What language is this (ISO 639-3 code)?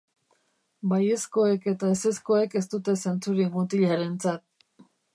eus